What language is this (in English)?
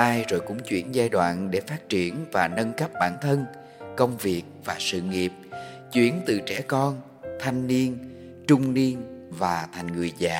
Vietnamese